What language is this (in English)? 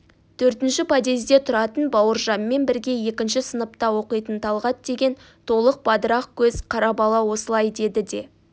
Kazakh